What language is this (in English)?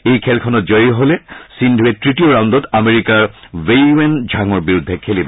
Assamese